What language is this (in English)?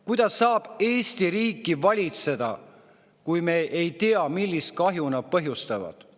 Estonian